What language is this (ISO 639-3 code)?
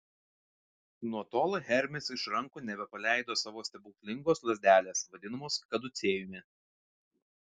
lit